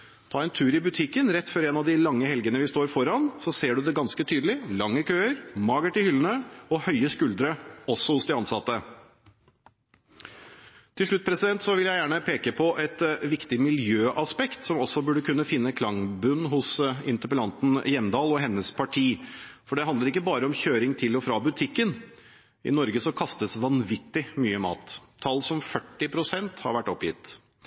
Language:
Norwegian Bokmål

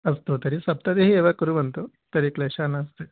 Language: Sanskrit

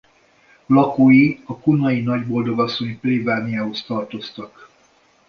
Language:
Hungarian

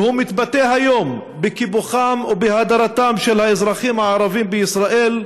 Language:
Hebrew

